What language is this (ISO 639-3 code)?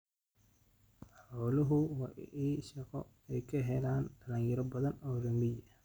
som